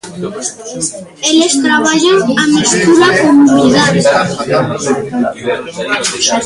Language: Galician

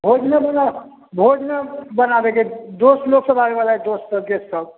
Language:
Maithili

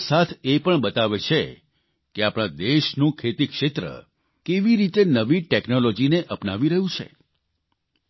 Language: Gujarati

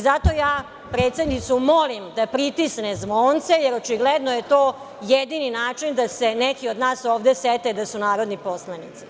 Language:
Serbian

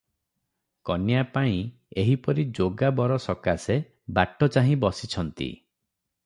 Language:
Odia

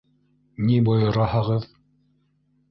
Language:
Bashkir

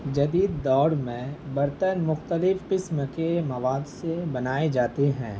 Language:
Urdu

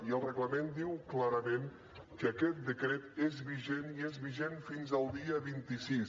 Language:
Catalan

